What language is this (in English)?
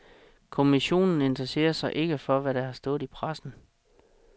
Danish